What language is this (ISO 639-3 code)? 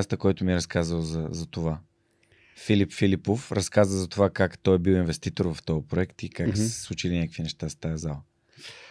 bul